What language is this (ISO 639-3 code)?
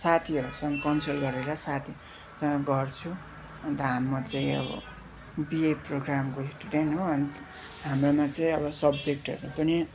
nep